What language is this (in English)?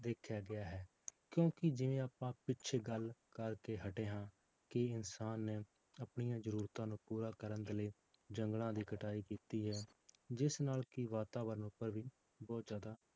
Punjabi